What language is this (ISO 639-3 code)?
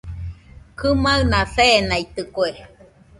hux